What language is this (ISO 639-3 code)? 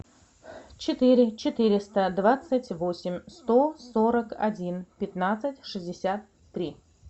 rus